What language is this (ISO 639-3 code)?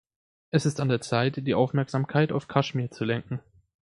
deu